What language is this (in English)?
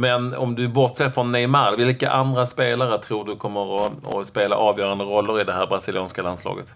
Swedish